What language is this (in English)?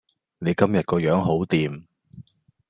Cantonese